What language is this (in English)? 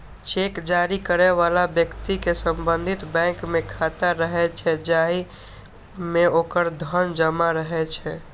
Maithili